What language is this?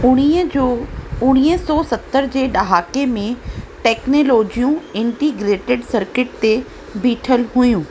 Sindhi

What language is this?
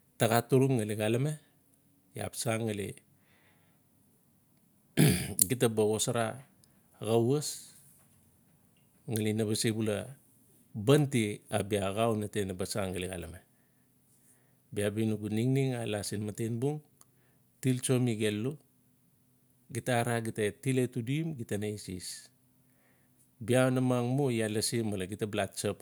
Notsi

